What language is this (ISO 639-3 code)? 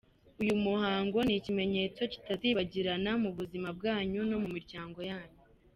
kin